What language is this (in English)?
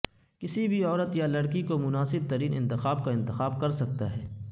Urdu